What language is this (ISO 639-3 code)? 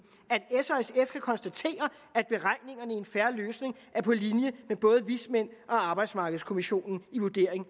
dan